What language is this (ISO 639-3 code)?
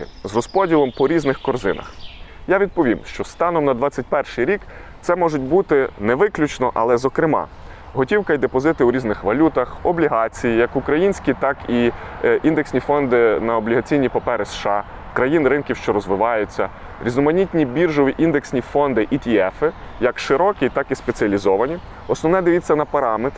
ukr